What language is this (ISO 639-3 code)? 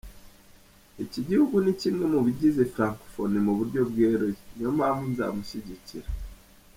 kin